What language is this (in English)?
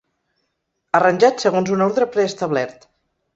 Catalan